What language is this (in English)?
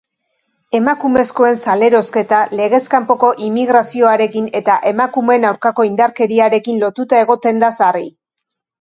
Basque